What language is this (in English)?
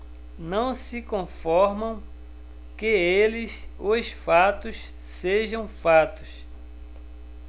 Portuguese